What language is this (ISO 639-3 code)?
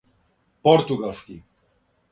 srp